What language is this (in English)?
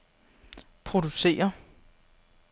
Danish